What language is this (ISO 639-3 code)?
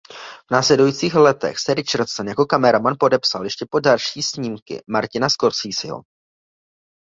ces